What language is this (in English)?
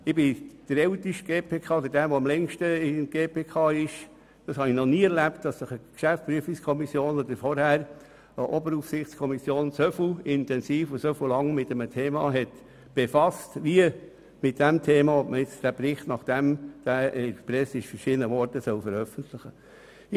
Swiss German